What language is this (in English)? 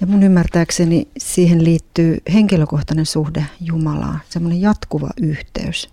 Finnish